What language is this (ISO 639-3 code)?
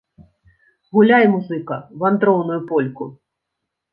bel